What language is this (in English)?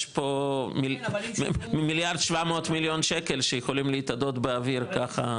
Hebrew